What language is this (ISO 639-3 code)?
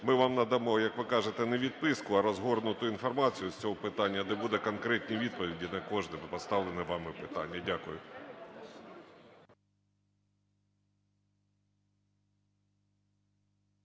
ukr